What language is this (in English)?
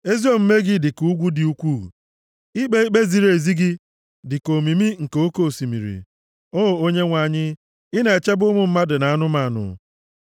Igbo